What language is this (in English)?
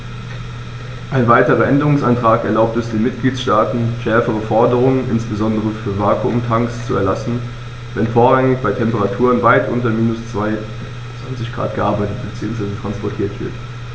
German